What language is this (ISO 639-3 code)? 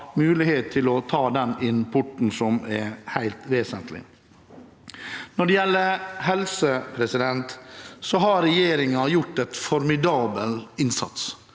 nor